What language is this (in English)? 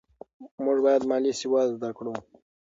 Pashto